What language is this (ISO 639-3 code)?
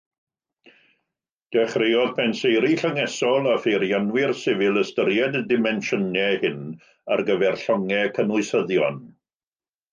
cym